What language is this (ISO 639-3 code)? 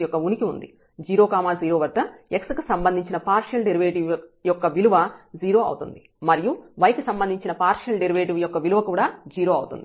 tel